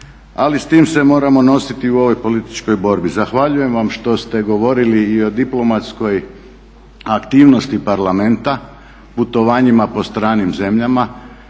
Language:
Croatian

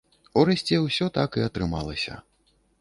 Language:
Belarusian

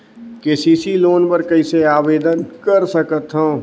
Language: Chhattisgarhi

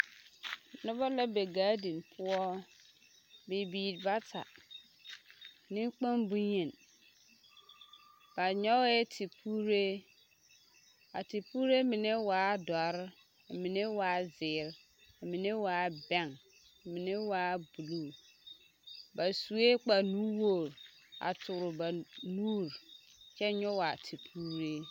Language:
Southern Dagaare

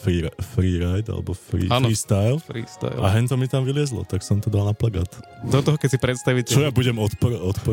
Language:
Slovak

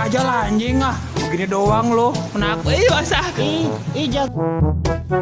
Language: English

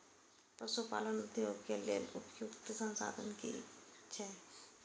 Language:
Maithili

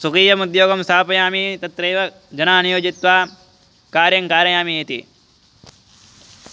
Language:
Sanskrit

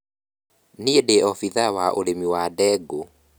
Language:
Kikuyu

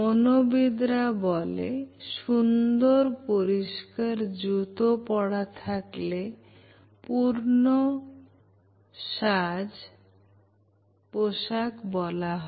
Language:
Bangla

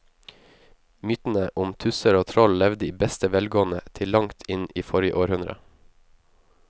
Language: Norwegian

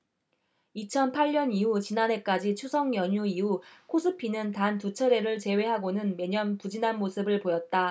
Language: Korean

